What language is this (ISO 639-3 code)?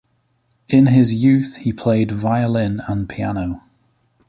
eng